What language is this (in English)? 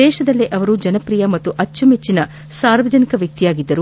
Kannada